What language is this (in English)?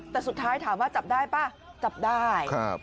Thai